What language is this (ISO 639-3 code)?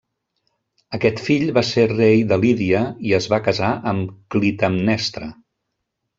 cat